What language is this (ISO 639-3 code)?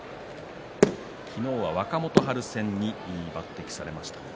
jpn